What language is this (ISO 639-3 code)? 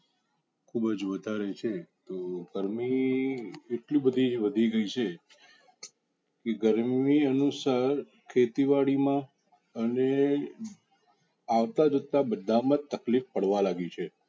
guj